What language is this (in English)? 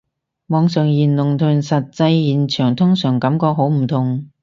Cantonese